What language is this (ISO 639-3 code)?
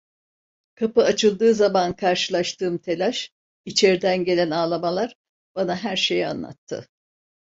tur